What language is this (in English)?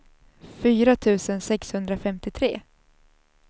Swedish